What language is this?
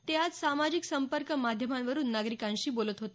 Marathi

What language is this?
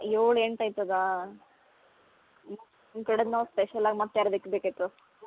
Kannada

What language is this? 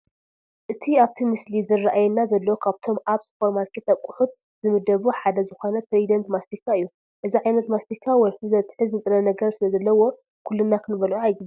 Tigrinya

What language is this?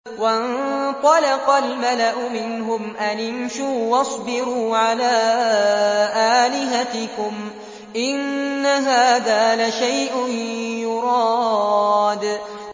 Arabic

